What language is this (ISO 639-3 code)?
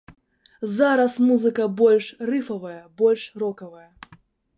bel